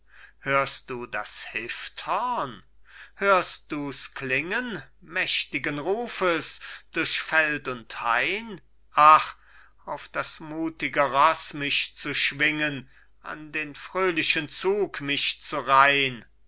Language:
German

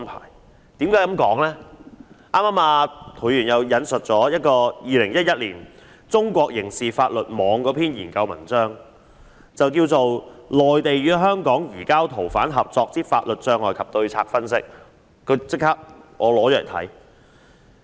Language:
Cantonese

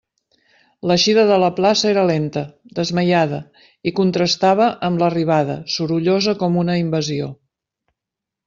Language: Catalan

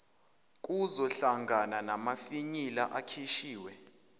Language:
Zulu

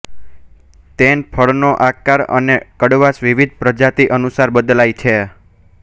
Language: Gujarati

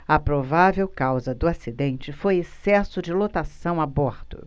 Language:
Portuguese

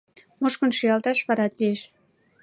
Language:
Mari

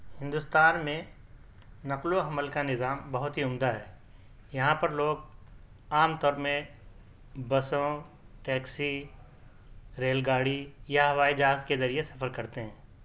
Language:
Urdu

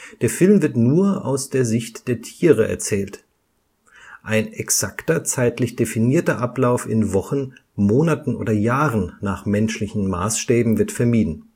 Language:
German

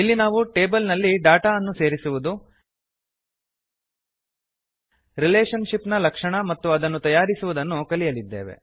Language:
Kannada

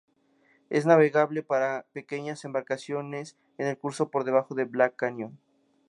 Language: Spanish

